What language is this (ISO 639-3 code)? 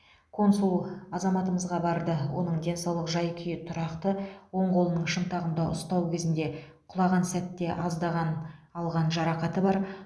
kaz